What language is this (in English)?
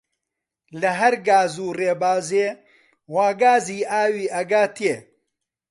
Central Kurdish